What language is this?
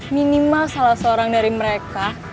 Indonesian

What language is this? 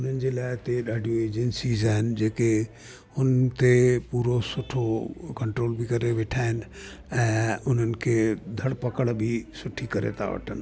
Sindhi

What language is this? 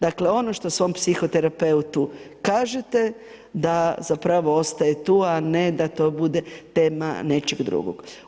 Croatian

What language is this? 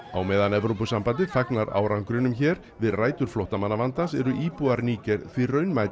Icelandic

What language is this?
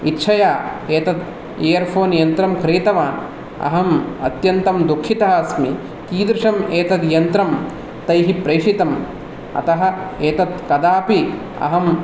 Sanskrit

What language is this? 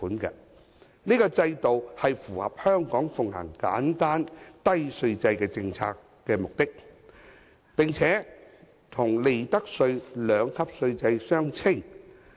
Cantonese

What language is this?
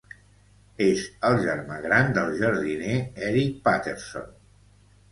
Catalan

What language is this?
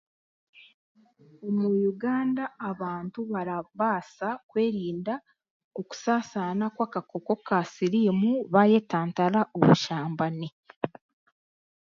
Chiga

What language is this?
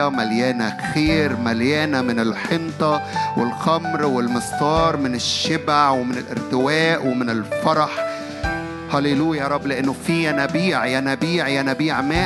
Arabic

